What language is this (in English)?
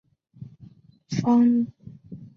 Chinese